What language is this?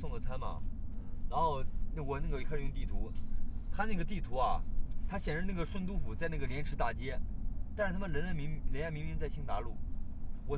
Chinese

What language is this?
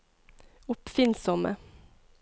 Norwegian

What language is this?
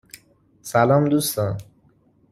Persian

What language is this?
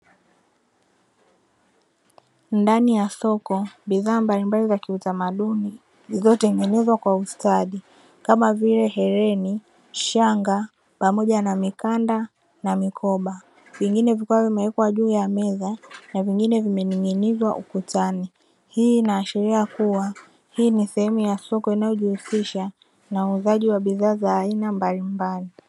Swahili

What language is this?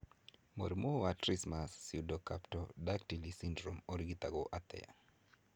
Kikuyu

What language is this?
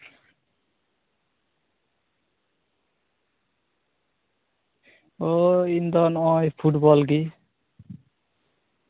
Santali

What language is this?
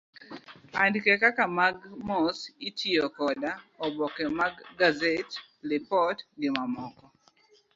Luo (Kenya and Tanzania)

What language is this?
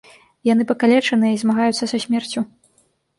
Belarusian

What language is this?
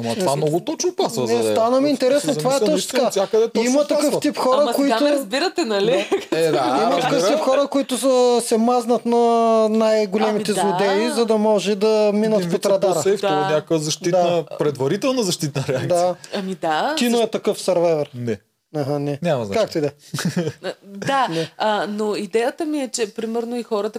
Bulgarian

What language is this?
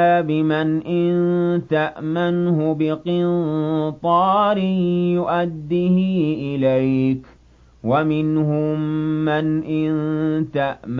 Arabic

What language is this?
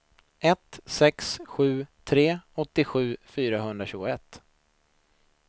Swedish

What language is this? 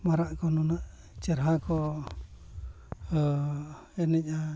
Santali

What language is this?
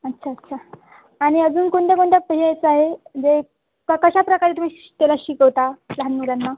Marathi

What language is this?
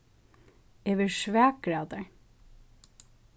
Faroese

